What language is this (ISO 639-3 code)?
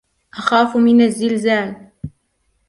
ara